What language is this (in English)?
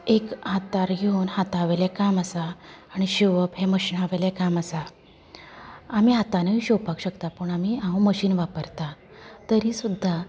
Konkani